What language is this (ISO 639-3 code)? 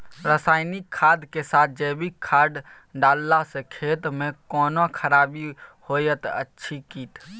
mai